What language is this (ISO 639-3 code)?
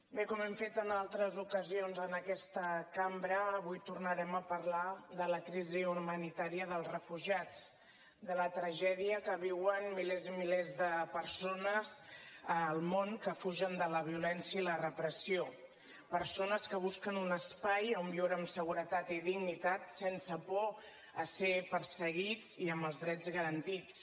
cat